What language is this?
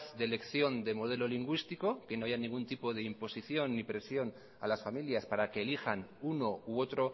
Spanish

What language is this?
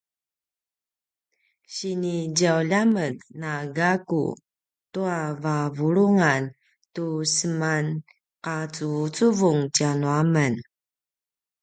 Paiwan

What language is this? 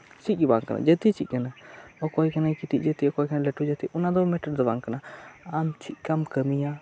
Santali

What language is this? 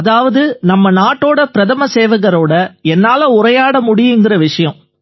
Tamil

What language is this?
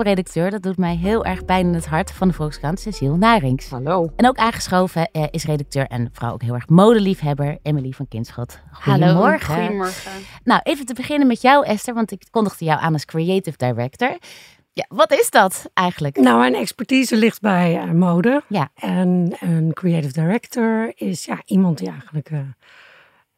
Dutch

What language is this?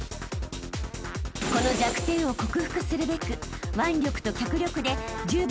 Japanese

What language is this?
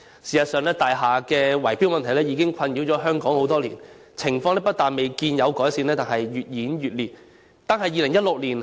Cantonese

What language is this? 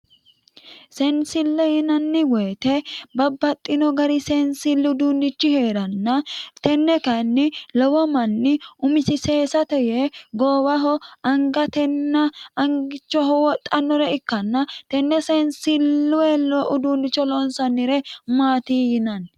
Sidamo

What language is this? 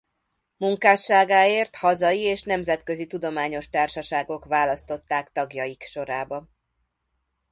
Hungarian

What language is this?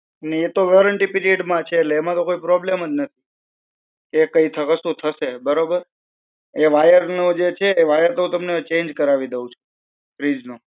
Gujarati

